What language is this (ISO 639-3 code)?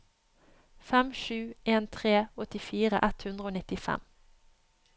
nor